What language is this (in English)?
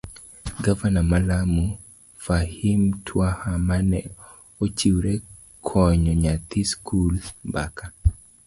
Luo (Kenya and Tanzania)